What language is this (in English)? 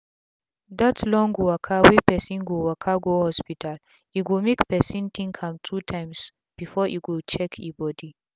Nigerian Pidgin